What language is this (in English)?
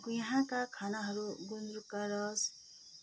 Nepali